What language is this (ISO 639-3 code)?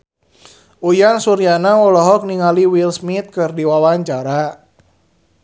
sun